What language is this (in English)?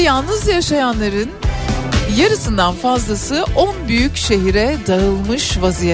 Turkish